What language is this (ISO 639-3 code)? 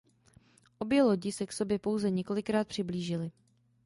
ces